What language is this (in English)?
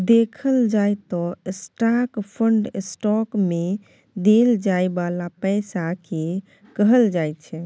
Maithili